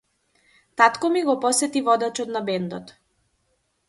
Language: Macedonian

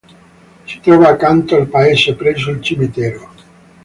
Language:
Italian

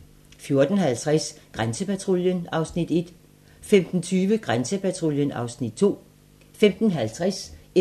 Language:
Danish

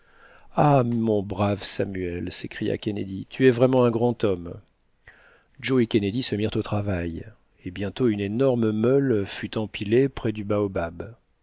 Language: French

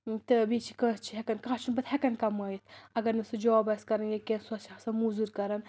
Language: Kashmiri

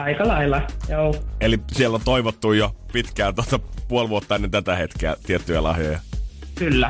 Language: Finnish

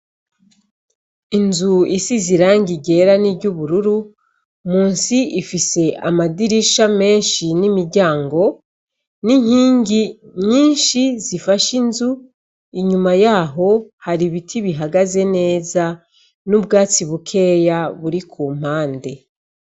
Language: Rundi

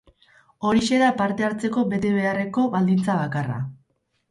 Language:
Basque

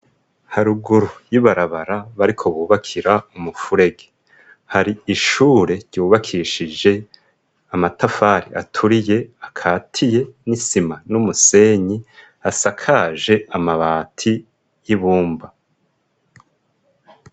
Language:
Rundi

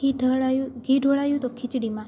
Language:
Gujarati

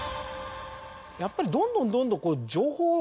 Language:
Japanese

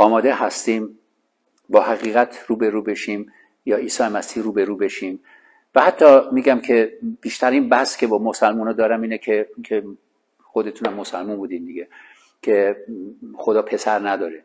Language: Persian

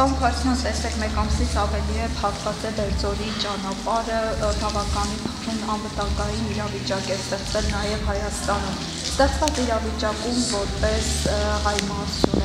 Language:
Romanian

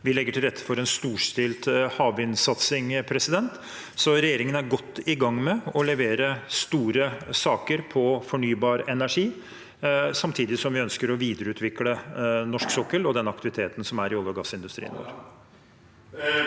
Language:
Norwegian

